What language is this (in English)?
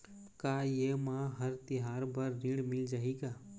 Chhattisgarhi